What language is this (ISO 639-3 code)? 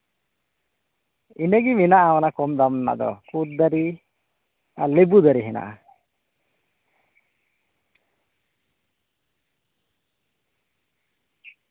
sat